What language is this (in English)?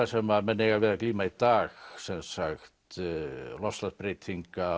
Icelandic